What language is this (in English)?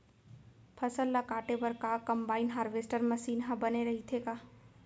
Chhattisgarhi